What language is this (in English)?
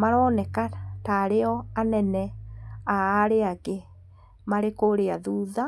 Kikuyu